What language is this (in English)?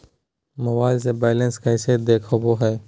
Magahi